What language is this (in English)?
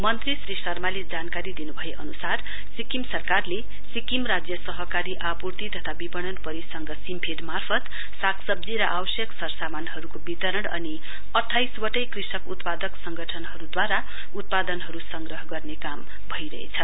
Nepali